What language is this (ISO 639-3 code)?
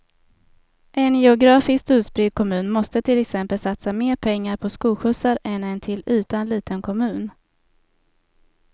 swe